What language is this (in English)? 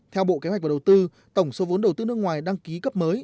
Vietnamese